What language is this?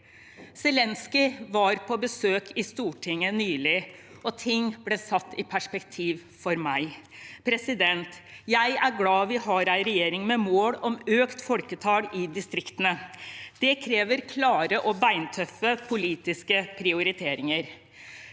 Norwegian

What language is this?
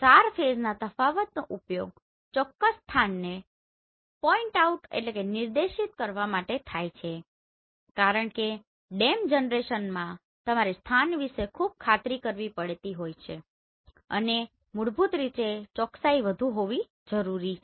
Gujarati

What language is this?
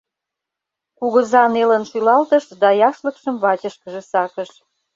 Mari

